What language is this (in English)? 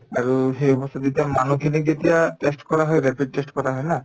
Assamese